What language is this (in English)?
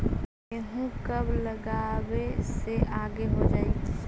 Magahi